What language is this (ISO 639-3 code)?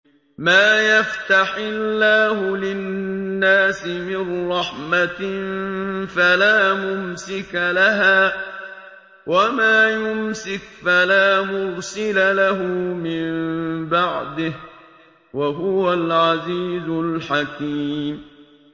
ara